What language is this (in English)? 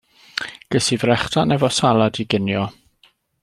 Welsh